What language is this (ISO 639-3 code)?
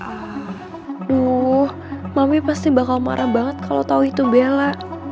ind